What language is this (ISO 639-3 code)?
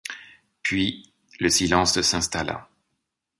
fra